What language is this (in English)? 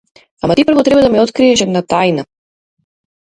Macedonian